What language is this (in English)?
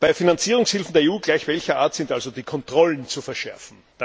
German